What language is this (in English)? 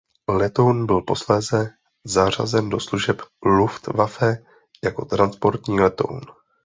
Czech